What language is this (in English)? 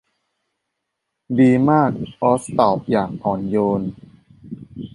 Thai